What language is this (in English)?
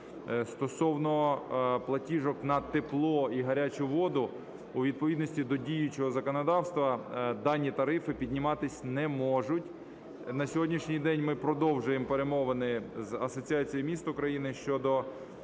Ukrainian